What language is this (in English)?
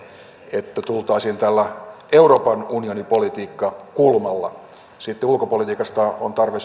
Finnish